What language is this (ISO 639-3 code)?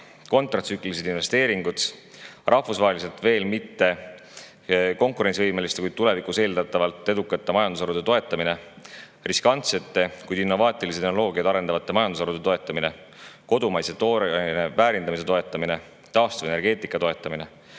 est